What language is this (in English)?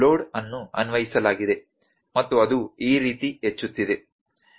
Kannada